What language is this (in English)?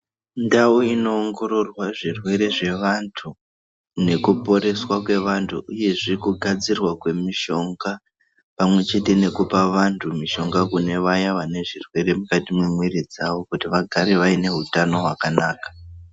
Ndau